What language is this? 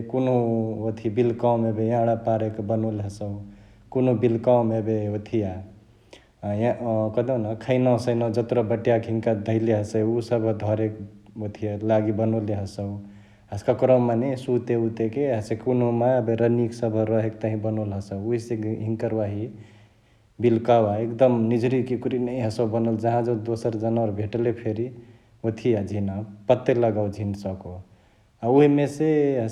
Chitwania Tharu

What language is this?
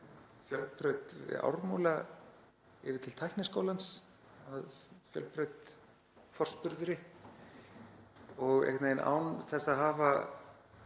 Icelandic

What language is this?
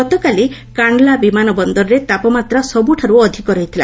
Odia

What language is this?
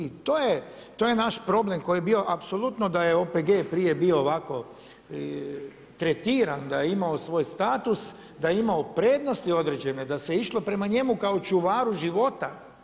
Croatian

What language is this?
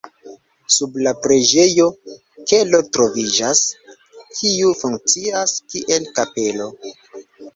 Esperanto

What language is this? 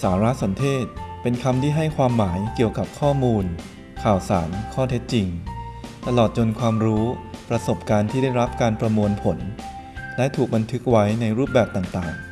Thai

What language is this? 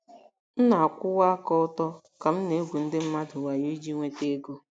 Igbo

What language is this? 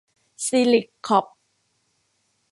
Thai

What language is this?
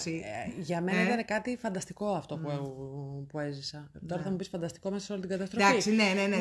Greek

